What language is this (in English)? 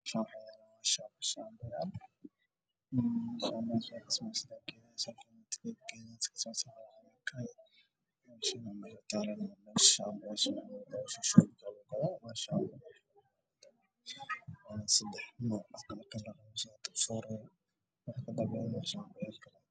Somali